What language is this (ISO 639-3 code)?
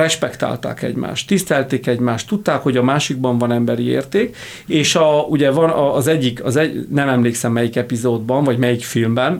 hun